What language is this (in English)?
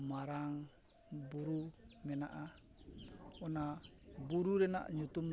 Santali